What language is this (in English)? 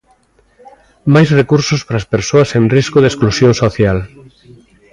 Galician